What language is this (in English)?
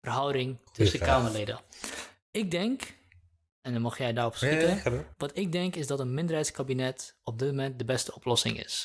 Dutch